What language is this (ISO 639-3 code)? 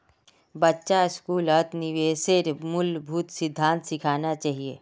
mag